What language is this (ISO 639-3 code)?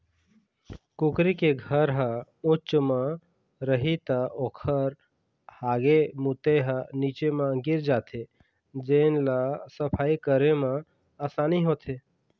hne